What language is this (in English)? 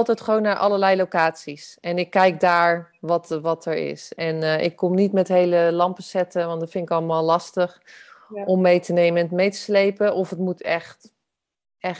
Dutch